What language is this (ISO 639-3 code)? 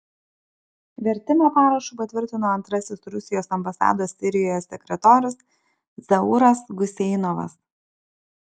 lit